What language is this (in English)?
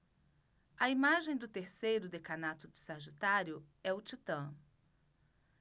Portuguese